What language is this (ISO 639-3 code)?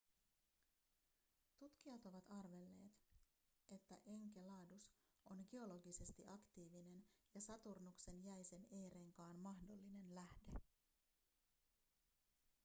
fin